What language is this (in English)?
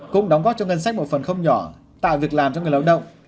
Vietnamese